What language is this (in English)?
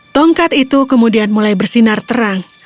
Indonesian